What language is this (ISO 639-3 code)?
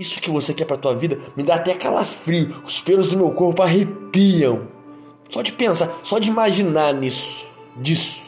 por